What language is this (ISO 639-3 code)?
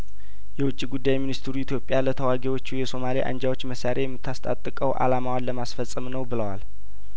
amh